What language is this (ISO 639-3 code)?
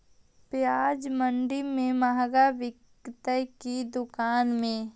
mag